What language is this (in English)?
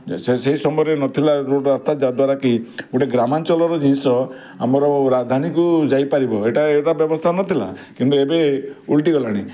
Odia